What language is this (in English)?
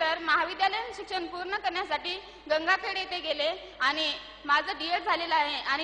Marathi